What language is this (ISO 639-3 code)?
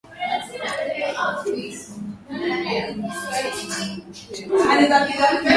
swa